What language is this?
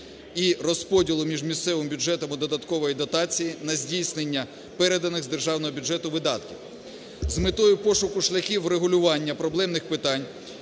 Ukrainian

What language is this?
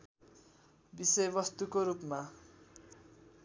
Nepali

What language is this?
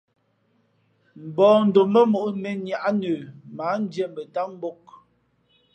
Fe'fe'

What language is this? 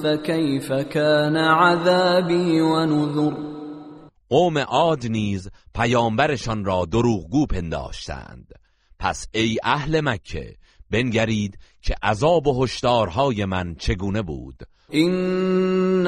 Persian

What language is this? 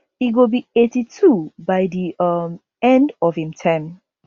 Nigerian Pidgin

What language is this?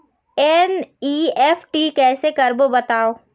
Chhattisgarhi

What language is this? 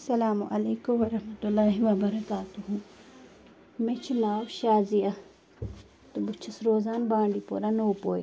Kashmiri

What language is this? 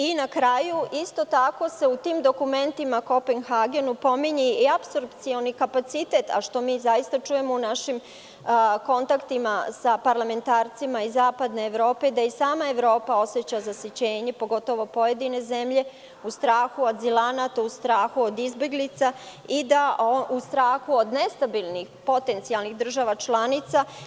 Serbian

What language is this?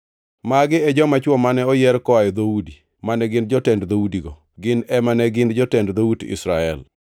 Luo (Kenya and Tanzania)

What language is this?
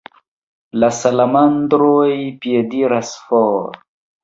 Esperanto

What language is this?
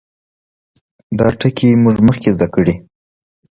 Pashto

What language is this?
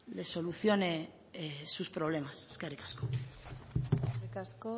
Basque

